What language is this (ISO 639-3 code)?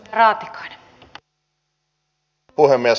fin